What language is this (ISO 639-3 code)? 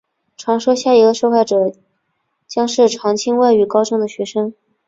zho